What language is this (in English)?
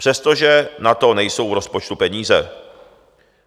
Czech